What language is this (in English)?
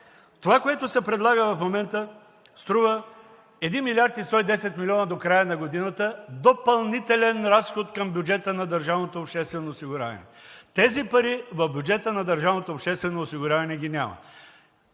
Bulgarian